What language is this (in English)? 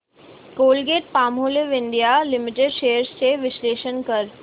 Marathi